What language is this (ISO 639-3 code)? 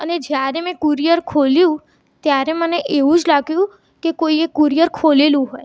guj